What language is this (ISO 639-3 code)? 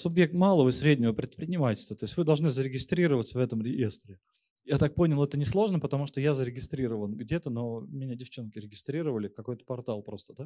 rus